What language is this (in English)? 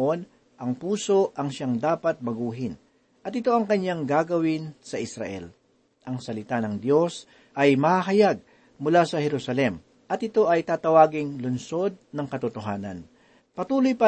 Filipino